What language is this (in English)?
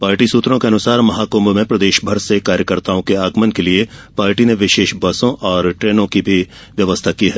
Hindi